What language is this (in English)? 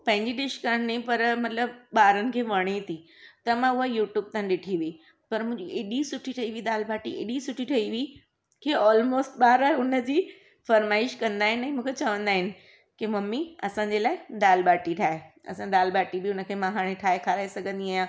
Sindhi